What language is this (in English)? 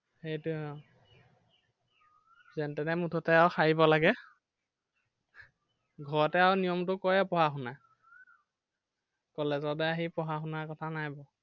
Assamese